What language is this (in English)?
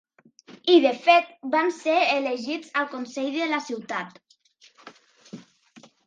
Catalan